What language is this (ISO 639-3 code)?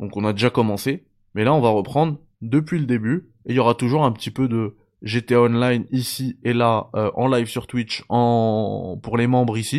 fra